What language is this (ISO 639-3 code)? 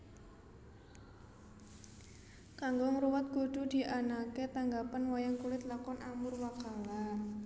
jav